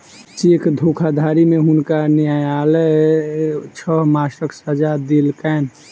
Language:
Maithili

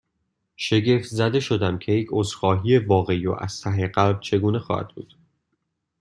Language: Persian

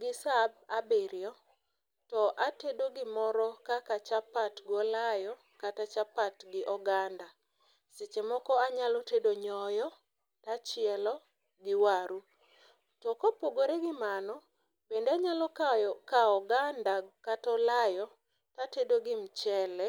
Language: Luo (Kenya and Tanzania)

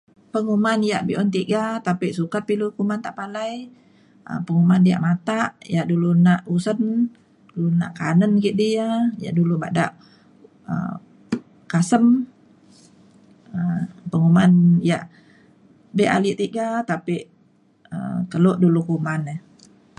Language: Mainstream Kenyah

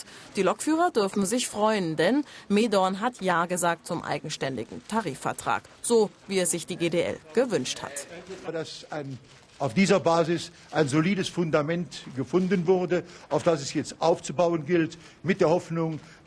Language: German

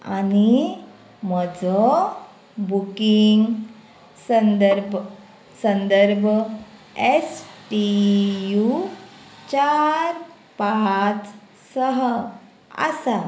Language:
Konkani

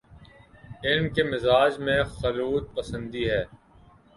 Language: Urdu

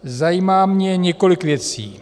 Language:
Czech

